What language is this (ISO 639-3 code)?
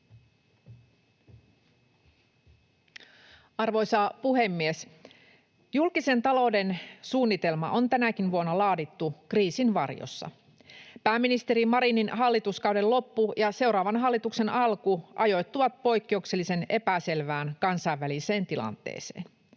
fin